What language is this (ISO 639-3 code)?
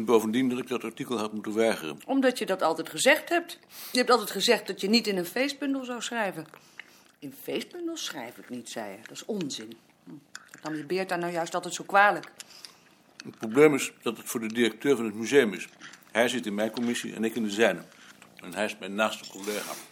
nld